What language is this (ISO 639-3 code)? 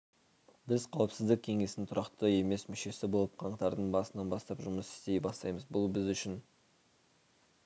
kaz